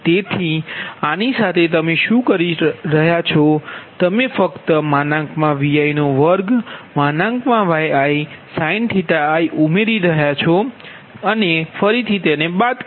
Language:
Gujarati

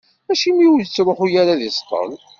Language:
Kabyle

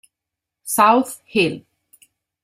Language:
Italian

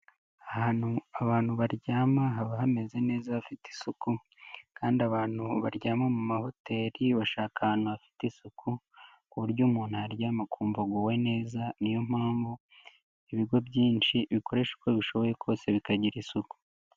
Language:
Kinyarwanda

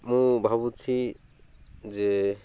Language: Odia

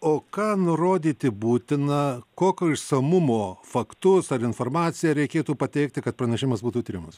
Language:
Lithuanian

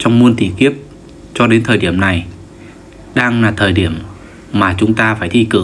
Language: Vietnamese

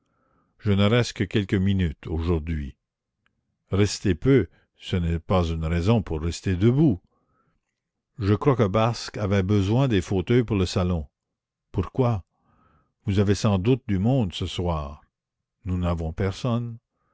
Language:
French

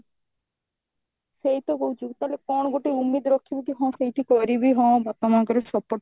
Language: Odia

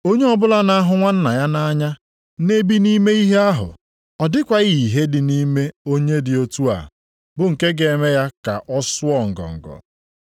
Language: Igbo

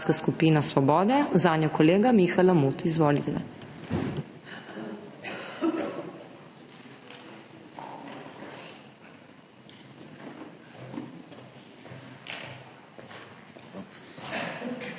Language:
Slovenian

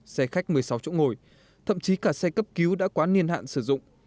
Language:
Vietnamese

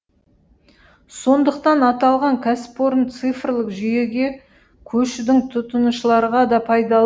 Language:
Kazakh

